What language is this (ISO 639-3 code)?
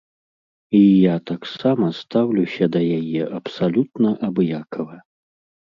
bel